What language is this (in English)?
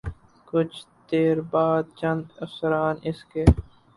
Urdu